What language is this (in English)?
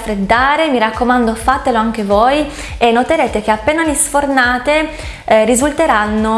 Italian